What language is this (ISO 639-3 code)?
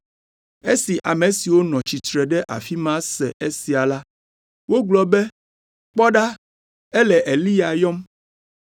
ewe